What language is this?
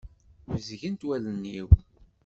Kabyle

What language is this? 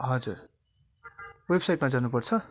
Nepali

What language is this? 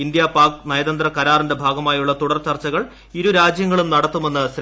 Malayalam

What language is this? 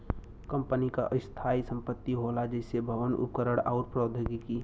Bhojpuri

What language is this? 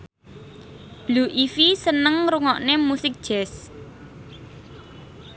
Javanese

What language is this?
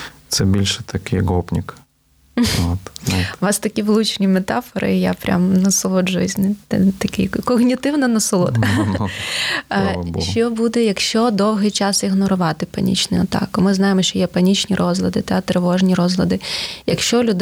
Ukrainian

